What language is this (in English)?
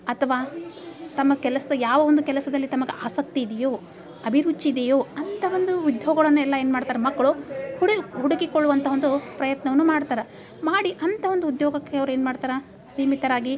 Kannada